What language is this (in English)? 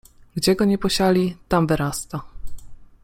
Polish